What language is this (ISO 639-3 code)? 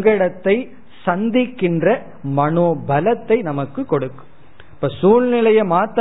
tam